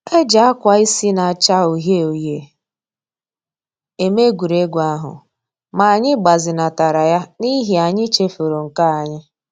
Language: Igbo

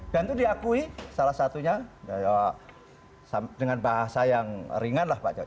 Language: Indonesian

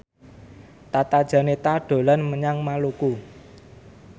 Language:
Javanese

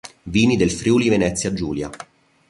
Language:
Italian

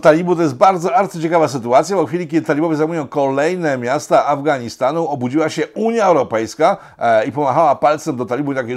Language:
Polish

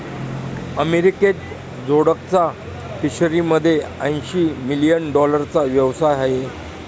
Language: Marathi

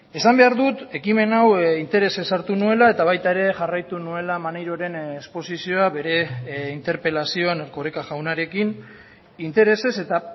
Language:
Basque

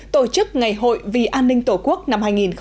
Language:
Vietnamese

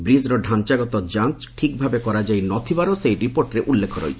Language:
Odia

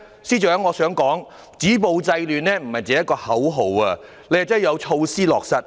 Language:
Cantonese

